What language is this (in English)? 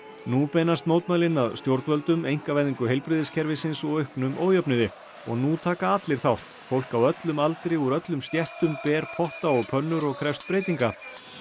Icelandic